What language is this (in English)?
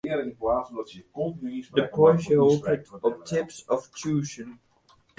Western Frisian